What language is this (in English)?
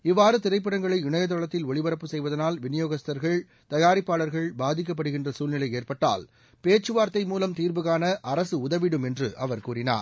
Tamil